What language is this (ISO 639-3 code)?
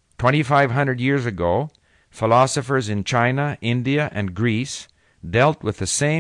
eng